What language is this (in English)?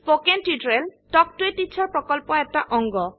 Assamese